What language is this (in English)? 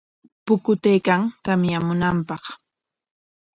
Corongo Ancash Quechua